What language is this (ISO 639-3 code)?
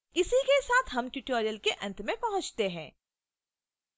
hin